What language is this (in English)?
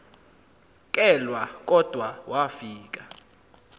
Xhosa